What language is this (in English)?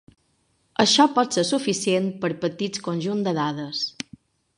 Catalan